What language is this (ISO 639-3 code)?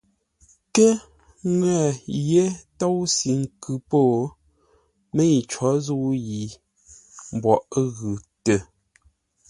nla